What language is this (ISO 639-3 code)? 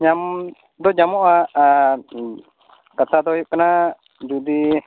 sat